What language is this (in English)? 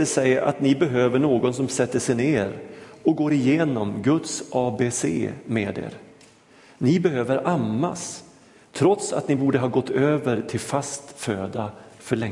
Swedish